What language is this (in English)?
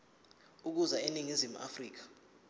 Zulu